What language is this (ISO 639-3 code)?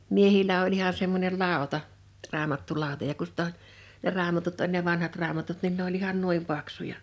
fin